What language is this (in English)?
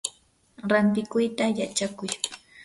Yanahuanca Pasco Quechua